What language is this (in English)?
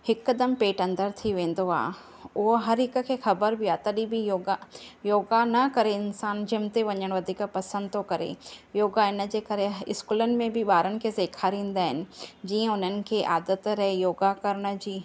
Sindhi